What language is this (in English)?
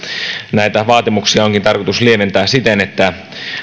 Finnish